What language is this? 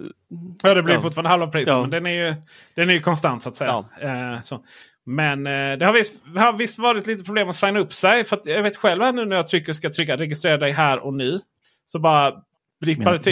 Swedish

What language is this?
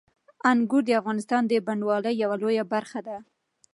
Pashto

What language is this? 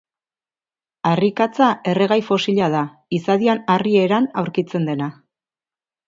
Basque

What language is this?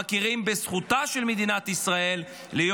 Hebrew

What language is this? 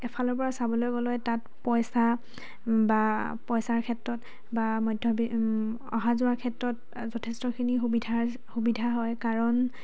Assamese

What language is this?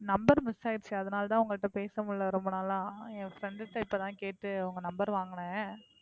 Tamil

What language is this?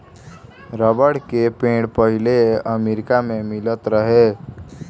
Bhojpuri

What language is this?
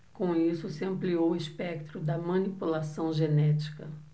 Portuguese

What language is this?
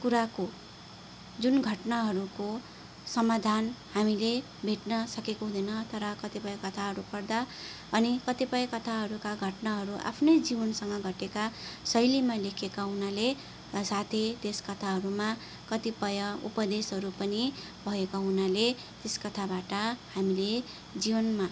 Nepali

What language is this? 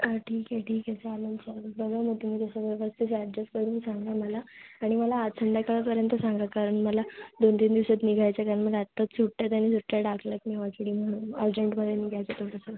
Marathi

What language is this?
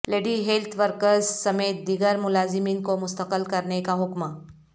Urdu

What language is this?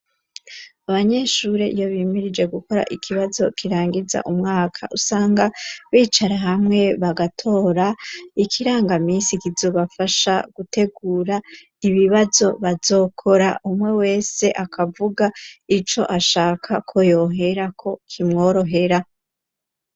Rundi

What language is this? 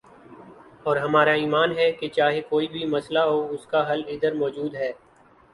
Urdu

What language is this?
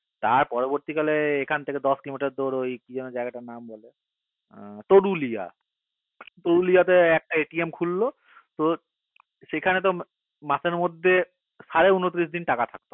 Bangla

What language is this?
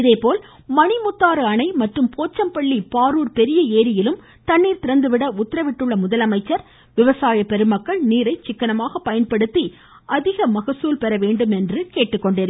Tamil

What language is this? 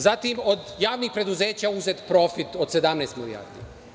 Serbian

